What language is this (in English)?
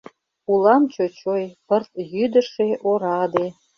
Mari